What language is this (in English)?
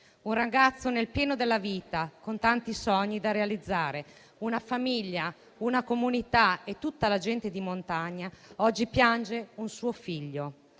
Italian